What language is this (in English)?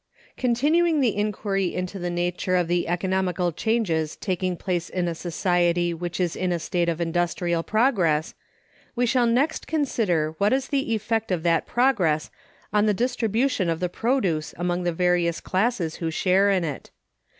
English